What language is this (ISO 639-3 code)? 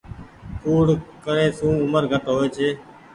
gig